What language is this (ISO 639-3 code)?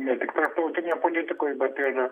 lit